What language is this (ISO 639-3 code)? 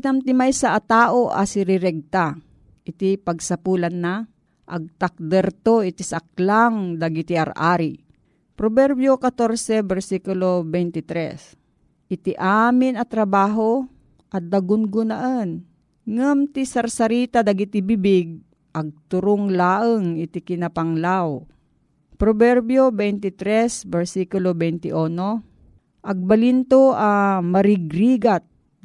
fil